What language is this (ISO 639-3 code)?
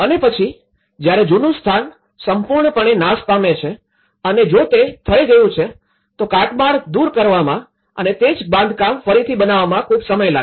guj